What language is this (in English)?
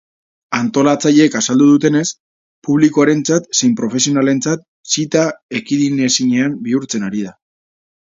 Basque